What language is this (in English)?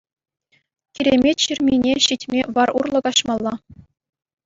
Chuvash